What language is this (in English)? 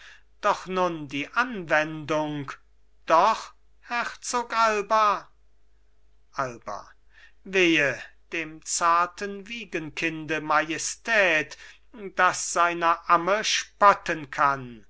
German